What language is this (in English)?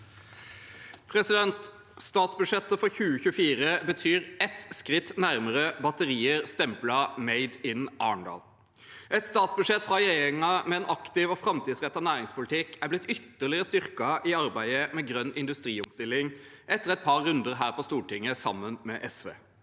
Norwegian